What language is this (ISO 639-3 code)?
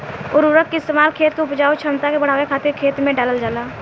bho